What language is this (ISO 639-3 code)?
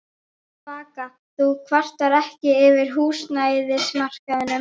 isl